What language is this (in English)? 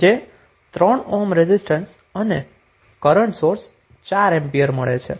Gujarati